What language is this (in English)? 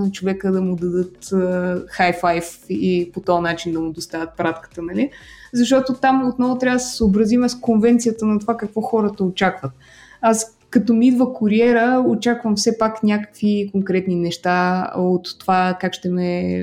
Bulgarian